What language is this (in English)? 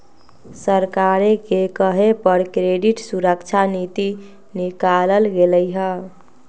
Magahi